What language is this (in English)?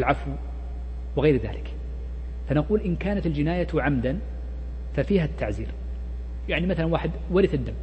Arabic